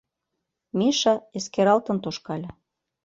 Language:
Mari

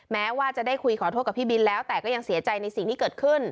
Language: Thai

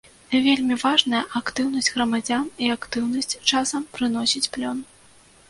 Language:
Belarusian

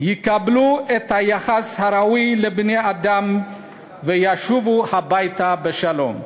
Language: Hebrew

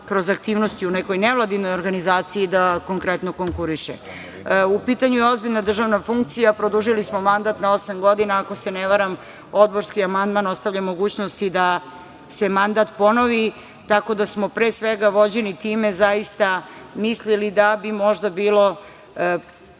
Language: Serbian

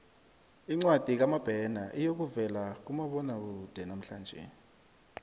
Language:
South Ndebele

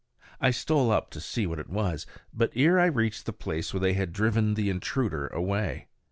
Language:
English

